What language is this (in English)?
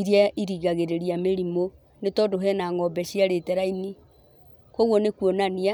Kikuyu